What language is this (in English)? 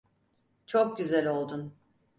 Turkish